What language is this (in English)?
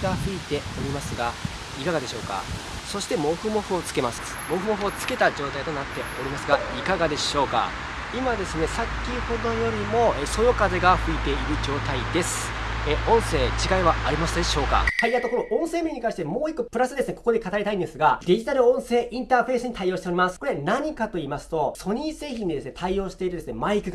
Japanese